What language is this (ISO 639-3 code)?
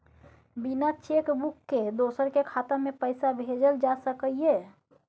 mai